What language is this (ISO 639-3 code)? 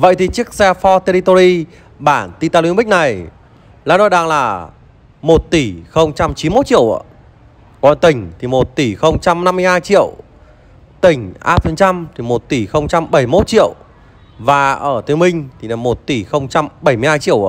vie